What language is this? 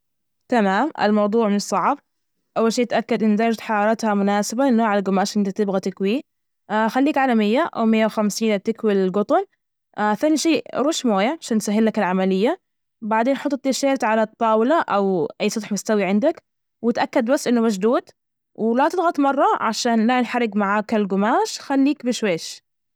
Najdi Arabic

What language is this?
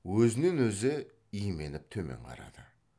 Kazakh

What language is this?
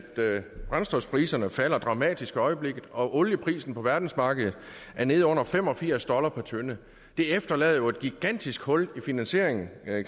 Danish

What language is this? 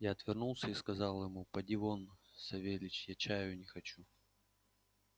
Russian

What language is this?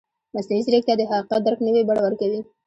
Pashto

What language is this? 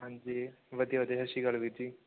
Punjabi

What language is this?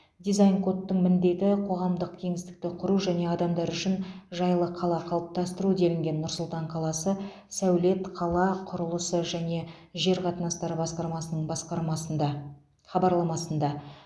Kazakh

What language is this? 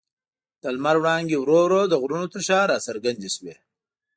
Pashto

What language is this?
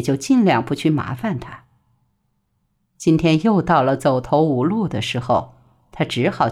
Chinese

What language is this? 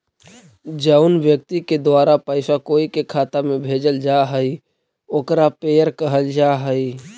Magahi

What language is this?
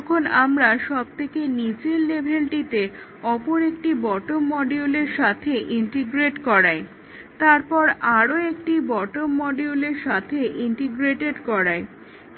Bangla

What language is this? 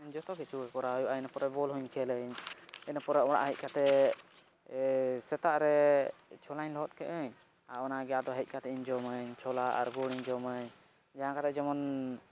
Santali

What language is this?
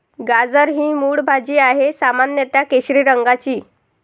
Marathi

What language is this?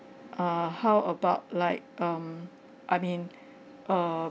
English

